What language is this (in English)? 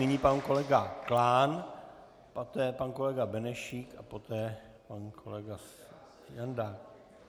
Czech